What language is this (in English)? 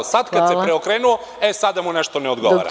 Serbian